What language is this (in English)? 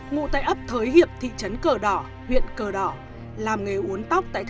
Vietnamese